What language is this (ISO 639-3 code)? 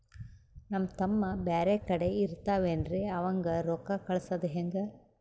kan